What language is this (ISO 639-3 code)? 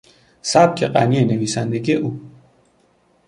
fas